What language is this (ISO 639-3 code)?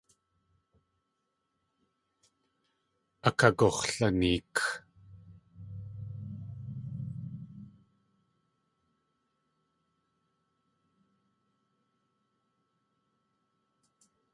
tli